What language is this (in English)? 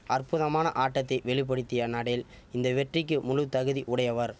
Tamil